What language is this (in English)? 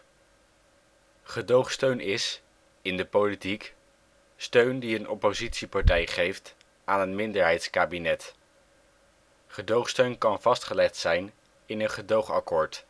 Dutch